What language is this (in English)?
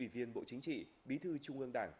Vietnamese